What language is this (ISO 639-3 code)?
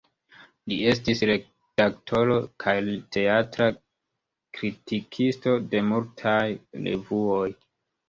epo